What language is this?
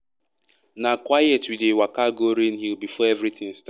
Nigerian Pidgin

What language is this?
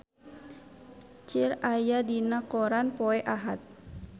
Sundanese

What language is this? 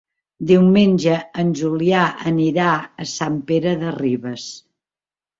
Catalan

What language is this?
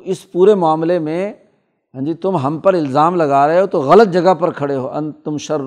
Urdu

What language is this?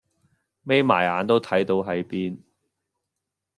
Cantonese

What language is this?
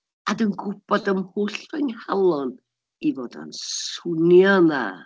Welsh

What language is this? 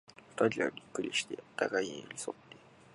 Japanese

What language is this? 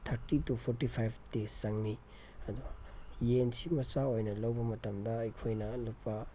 Manipuri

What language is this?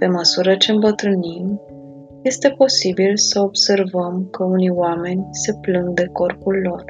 Romanian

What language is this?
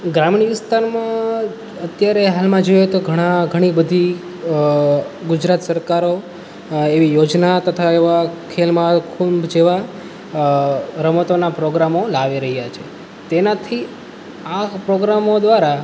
Gujarati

